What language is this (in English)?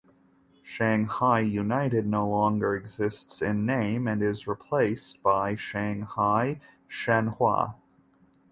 English